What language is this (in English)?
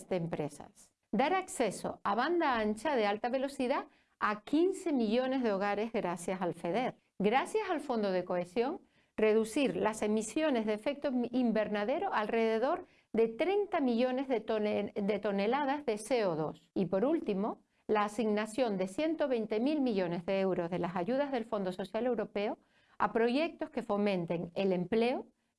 Spanish